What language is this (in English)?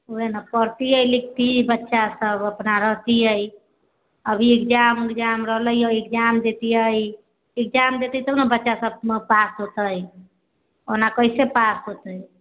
Maithili